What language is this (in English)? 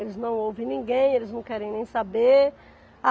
Portuguese